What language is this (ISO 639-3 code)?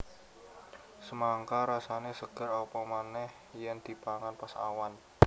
jav